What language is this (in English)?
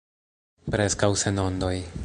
Esperanto